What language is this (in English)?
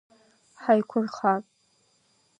Abkhazian